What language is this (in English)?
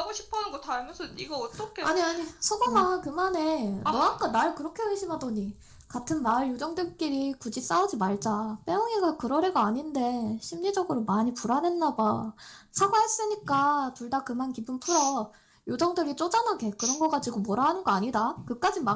Korean